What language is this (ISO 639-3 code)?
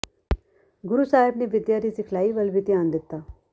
pan